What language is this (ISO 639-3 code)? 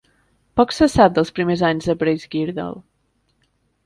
cat